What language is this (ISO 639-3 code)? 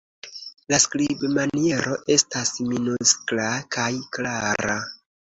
epo